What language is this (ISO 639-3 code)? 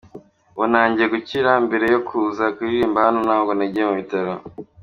kin